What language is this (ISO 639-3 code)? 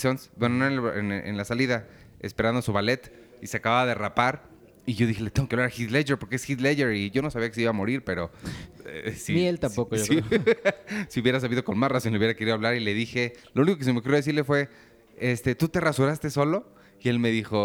spa